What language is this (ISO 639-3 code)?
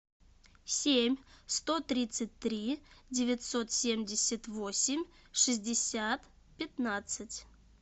rus